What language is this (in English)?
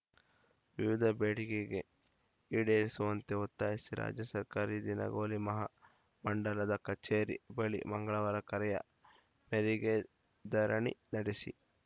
Kannada